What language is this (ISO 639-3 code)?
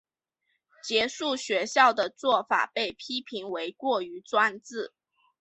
zho